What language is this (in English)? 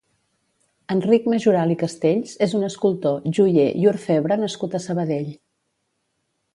Catalan